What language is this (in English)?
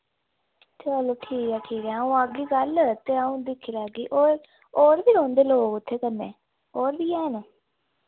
Dogri